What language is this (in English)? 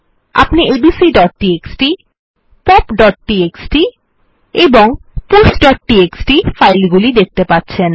Bangla